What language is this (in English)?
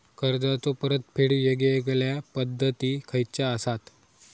Marathi